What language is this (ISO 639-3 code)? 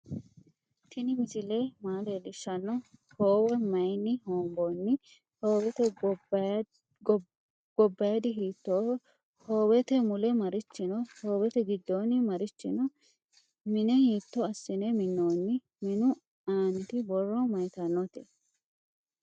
sid